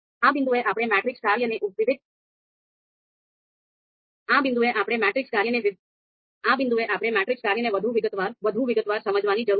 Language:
Gujarati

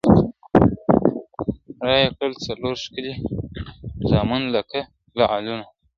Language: Pashto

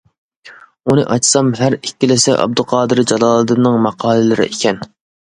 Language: Uyghur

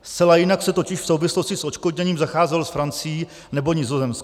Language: Czech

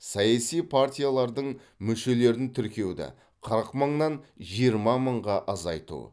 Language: Kazakh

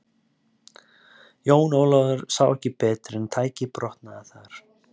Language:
Icelandic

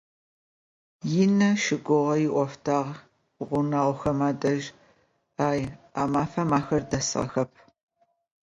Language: Adyghe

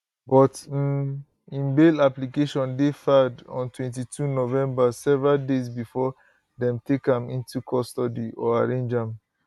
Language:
Nigerian Pidgin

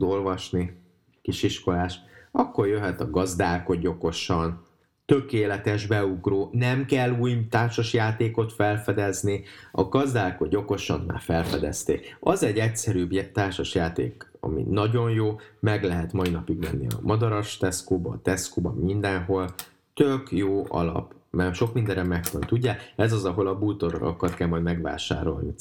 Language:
Hungarian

